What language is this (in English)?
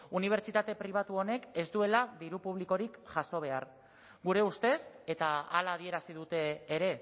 Basque